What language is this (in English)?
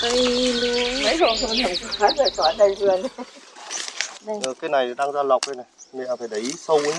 Vietnamese